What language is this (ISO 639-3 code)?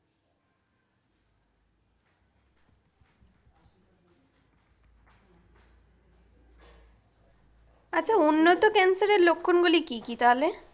ben